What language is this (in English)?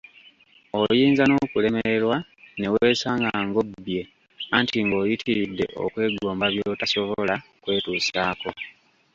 Ganda